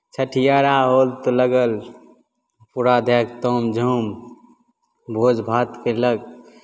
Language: Maithili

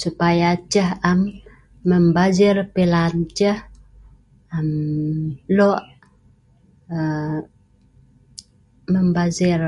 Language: Sa'ban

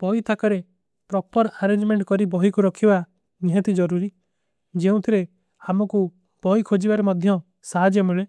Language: Kui (India)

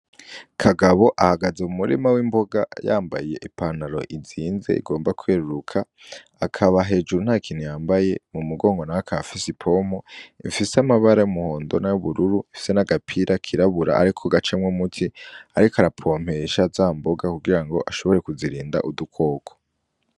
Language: Rundi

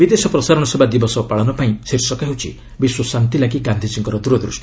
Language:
Odia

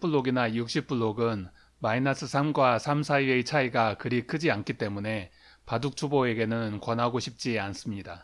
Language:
Korean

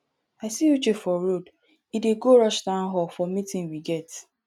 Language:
Nigerian Pidgin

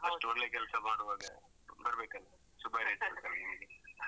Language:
Kannada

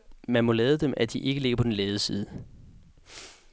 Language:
Danish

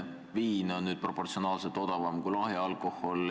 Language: Estonian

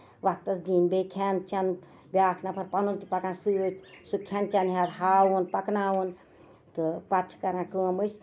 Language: Kashmiri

